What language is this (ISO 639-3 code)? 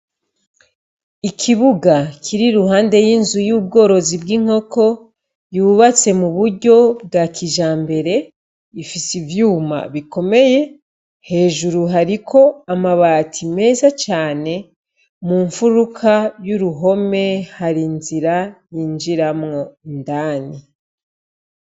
run